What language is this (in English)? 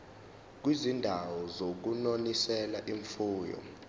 Zulu